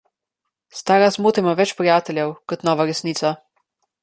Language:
Slovenian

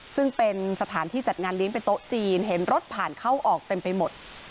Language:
Thai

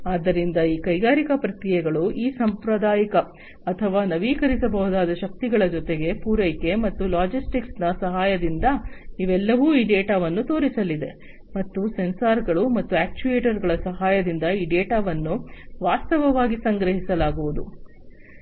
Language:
Kannada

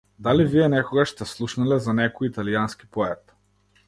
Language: Macedonian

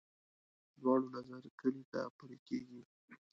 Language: Pashto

